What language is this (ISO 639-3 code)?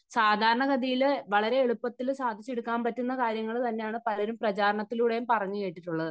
mal